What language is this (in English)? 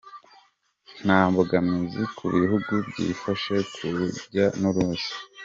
Kinyarwanda